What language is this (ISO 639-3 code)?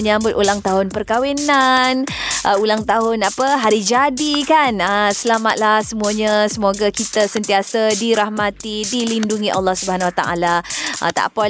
msa